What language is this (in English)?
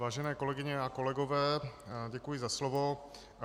Czech